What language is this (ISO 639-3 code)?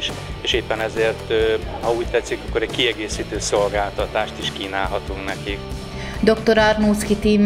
hun